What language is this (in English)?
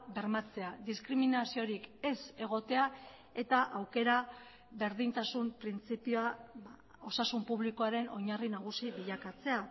Basque